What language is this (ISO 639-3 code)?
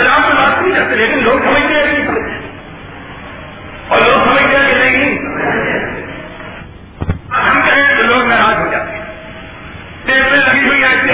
urd